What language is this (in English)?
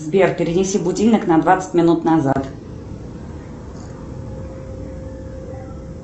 Russian